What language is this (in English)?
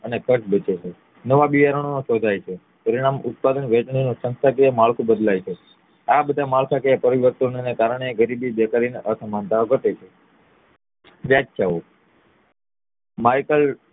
Gujarati